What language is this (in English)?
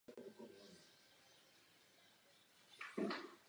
Czech